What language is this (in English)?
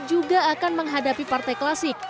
Indonesian